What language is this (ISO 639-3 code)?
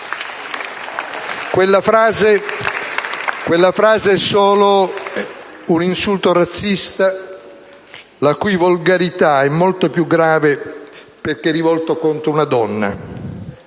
ita